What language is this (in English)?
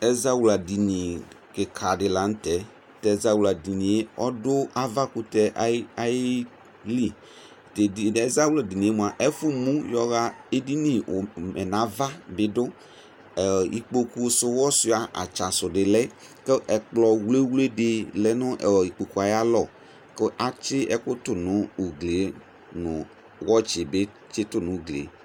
Ikposo